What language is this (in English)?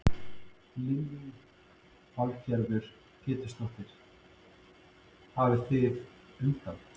Icelandic